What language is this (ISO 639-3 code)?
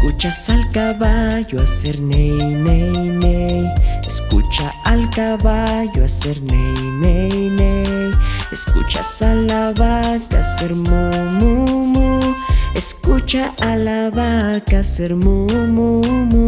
spa